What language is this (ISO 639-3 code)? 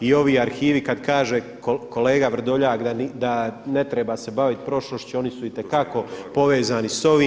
hrv